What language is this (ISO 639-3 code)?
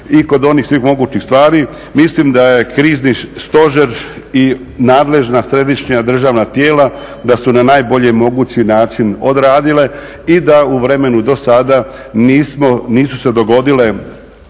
hrv